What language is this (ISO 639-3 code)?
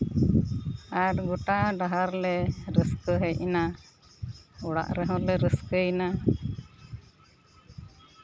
sat